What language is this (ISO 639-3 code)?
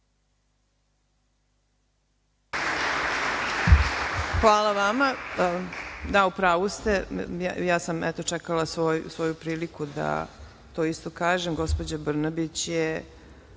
srp